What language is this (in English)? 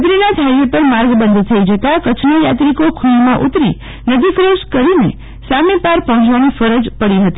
Gujarati